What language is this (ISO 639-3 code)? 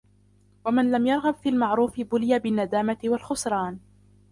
ara